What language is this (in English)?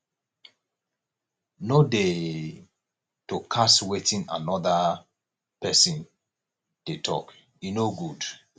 Nigerian Pidgin